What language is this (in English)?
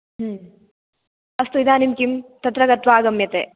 Sanskrit